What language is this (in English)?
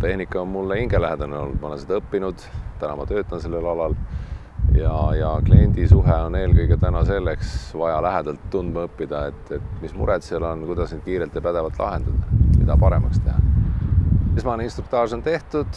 Finnish